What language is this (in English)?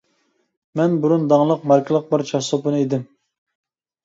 Uyghur